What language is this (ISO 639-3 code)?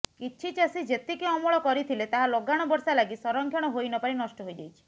ori